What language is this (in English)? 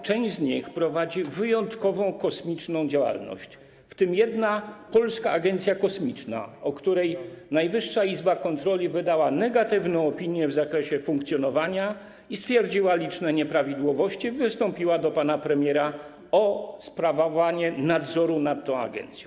Polish